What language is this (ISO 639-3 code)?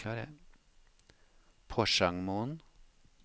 nor